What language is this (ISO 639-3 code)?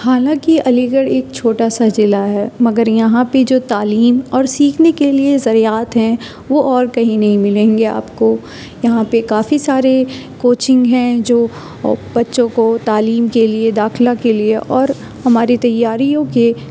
urd